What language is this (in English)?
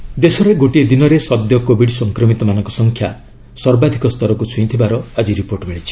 Odia